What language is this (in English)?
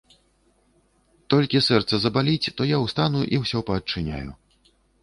Belarusian